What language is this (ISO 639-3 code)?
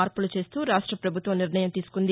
tel